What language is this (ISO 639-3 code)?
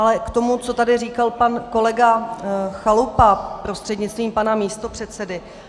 ces